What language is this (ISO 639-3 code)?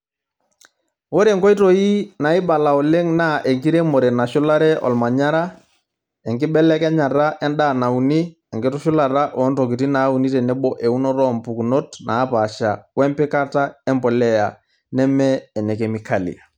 mas